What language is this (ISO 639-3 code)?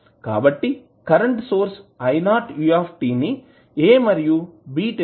tel